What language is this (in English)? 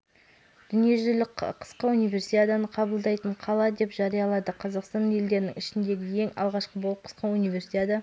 Kazakh